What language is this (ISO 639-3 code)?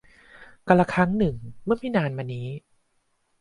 tha